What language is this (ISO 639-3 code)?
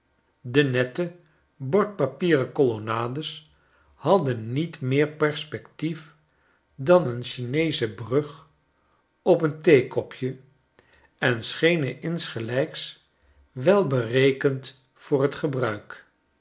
nld